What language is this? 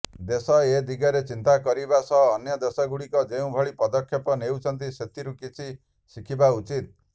Odia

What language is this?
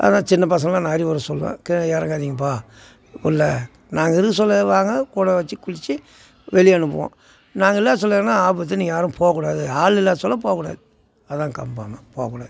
Tamil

